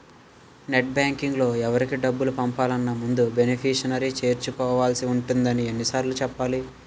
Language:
Telugu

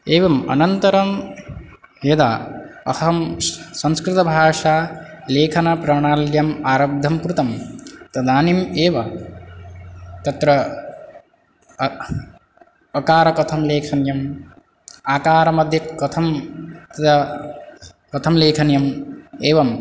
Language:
Sanskrit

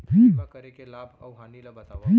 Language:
Chhattisgarhi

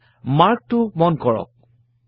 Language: Assamese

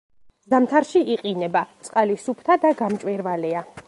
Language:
Georgian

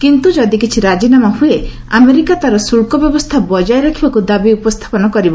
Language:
Odia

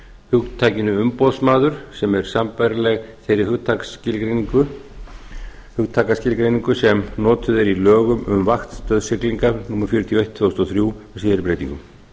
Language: Icelandic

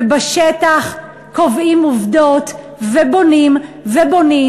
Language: Hebrew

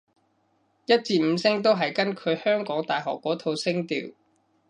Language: Cantonese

